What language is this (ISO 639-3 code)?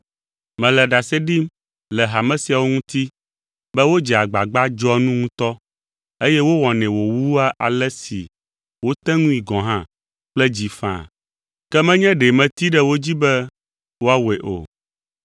ewe